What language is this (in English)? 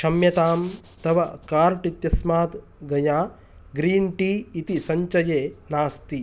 Sanskrit